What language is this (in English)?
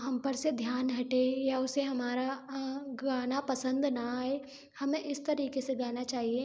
Hindi